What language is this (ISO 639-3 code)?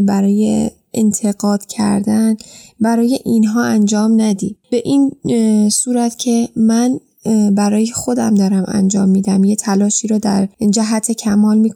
fas